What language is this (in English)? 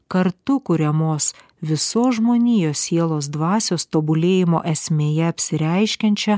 Lithuanian